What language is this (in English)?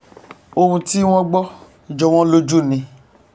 Yoruba